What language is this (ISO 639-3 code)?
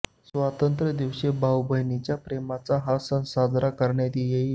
mar